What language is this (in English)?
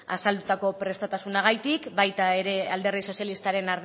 Basque